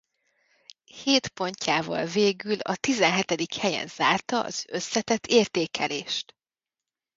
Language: Hungarian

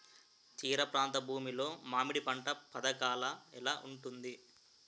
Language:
Telugu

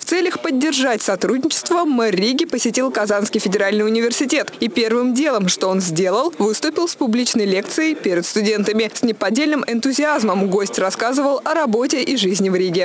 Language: Russian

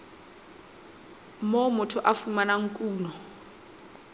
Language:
Southern Sotho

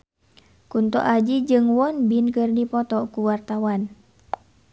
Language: Sundanese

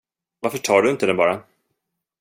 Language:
Swedish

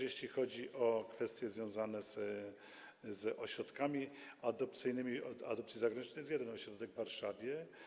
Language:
Polish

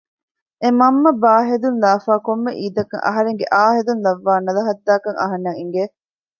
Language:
Divehi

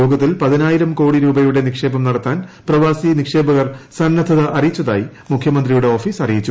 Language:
Malayalam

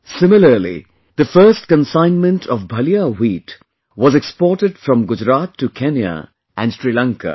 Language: English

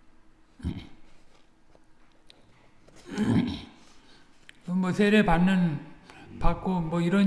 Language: Korean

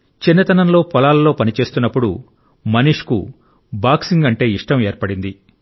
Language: Telugu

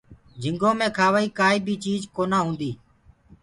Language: Gurgula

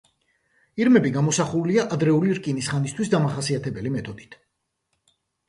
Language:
Georgian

